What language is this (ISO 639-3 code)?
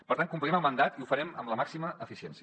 cat